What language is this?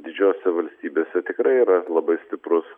Lithuanian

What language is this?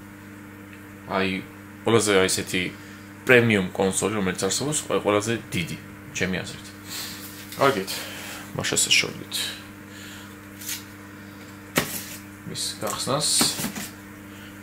Romanian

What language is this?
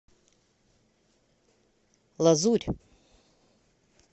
Russian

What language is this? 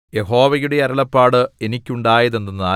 Malayalam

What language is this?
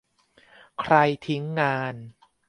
Thai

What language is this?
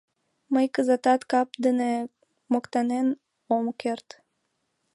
Mari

